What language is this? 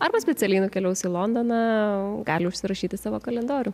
Lithuanian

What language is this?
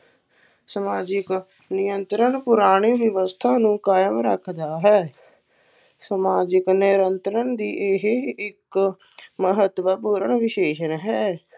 Punjabi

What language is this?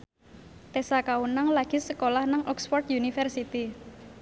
Javanese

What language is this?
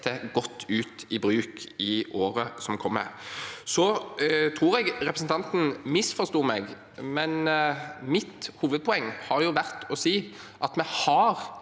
Norwegian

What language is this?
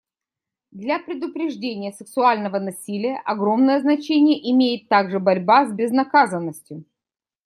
Russian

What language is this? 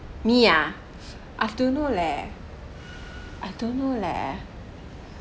English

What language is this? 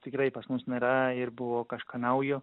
Lithuanian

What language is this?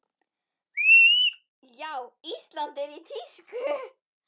Icelandic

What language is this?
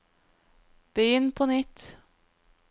Norwegian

